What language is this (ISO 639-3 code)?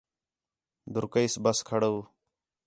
xhe